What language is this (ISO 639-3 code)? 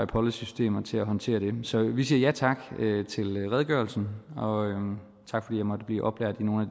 dan